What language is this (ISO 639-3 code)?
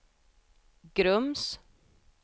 swe